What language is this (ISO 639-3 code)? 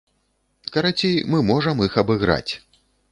bel